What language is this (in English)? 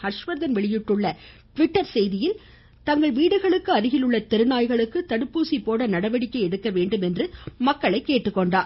Tamil